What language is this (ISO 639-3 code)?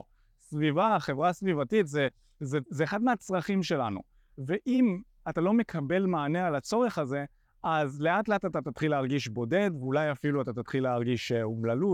heb